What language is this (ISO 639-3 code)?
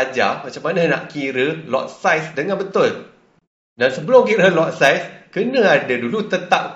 msa